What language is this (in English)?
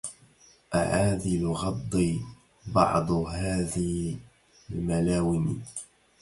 Arabic